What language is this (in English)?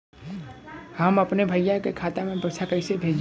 Bhojpuri